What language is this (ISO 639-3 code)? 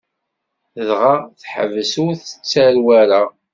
kab